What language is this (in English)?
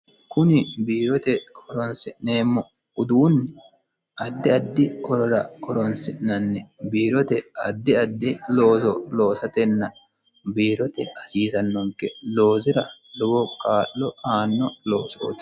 Sidamo